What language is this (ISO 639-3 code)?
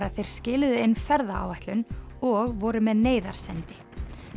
isl